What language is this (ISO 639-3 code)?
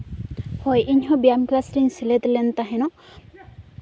sat